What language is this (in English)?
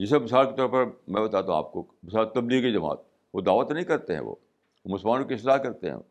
Urdu